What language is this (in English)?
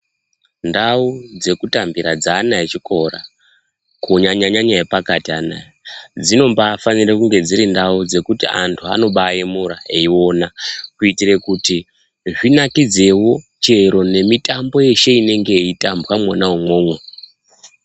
Ndau